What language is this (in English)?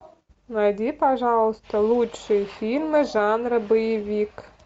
Russian